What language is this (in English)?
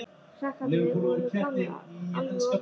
Icelandic